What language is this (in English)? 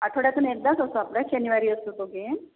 Marathi